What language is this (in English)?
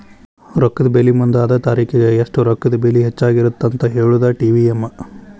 Kannada